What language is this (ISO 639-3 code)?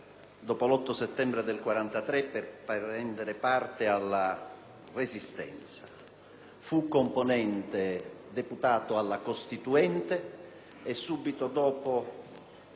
ita